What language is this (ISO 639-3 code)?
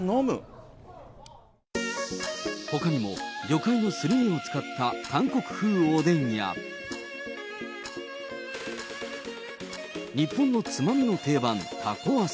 jpn